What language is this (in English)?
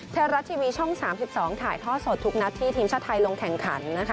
Thai